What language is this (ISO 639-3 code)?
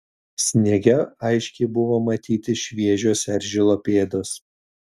lit